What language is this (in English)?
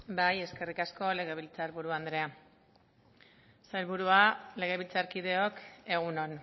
Basque